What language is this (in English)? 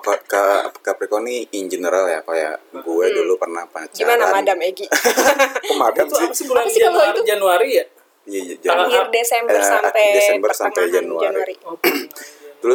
Indonesian